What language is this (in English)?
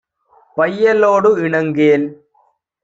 Tamil